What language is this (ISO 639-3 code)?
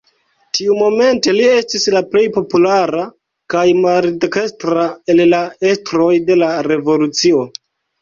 epo